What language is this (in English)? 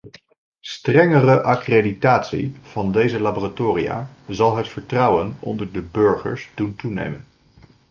Dutch